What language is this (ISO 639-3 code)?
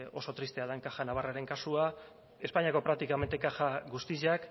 eus